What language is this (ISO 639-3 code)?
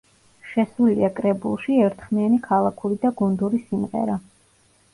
kat